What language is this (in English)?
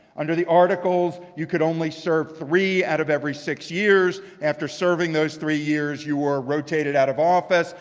English